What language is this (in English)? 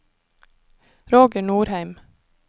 Norwegian